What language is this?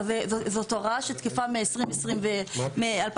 Hebrew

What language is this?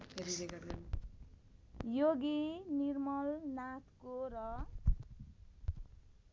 Nepali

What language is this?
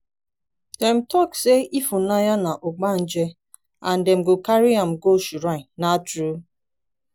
Nigerian Pidgin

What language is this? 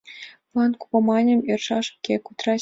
Mari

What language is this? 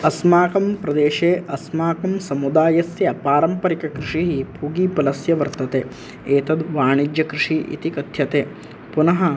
Sanskrit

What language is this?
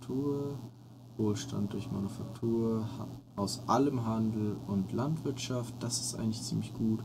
German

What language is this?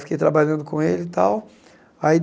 Portuguese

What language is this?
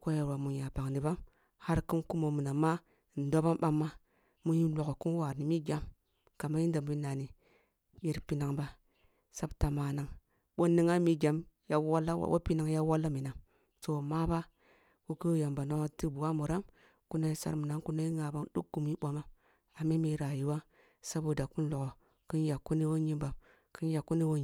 Kulung (Nigeria)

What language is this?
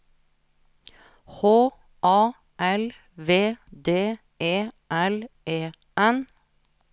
Norwegian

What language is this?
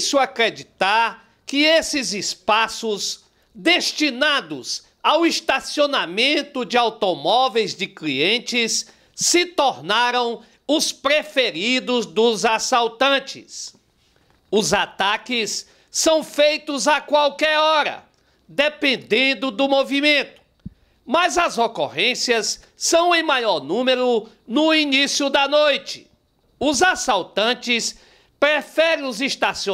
Portuguese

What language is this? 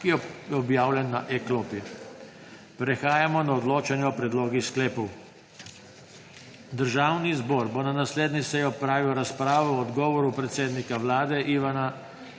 Slovenian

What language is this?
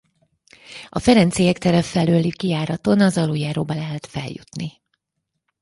Hungarian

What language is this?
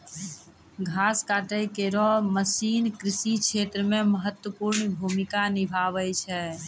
Maithili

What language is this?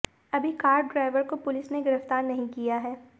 Hindi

